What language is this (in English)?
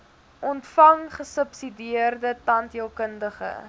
Afrikaans